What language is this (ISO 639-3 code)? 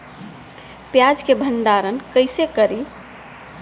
bho